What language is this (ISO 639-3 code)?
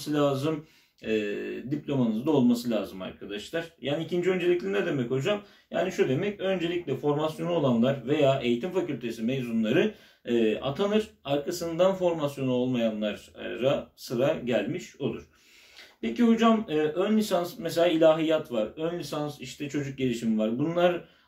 tur